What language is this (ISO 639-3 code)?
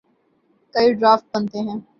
urd